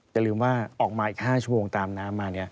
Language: Thai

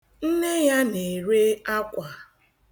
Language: Igbo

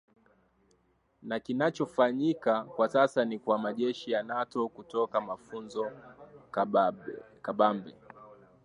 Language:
Swahili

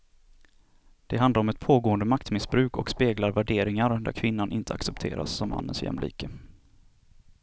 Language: Swedish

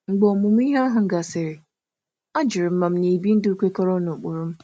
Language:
Igbo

